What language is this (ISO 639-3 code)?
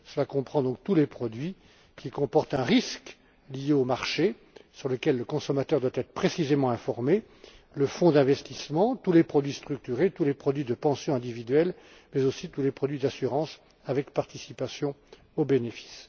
fra